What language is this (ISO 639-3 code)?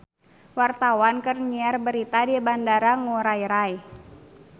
sun